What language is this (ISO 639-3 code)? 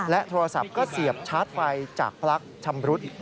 tha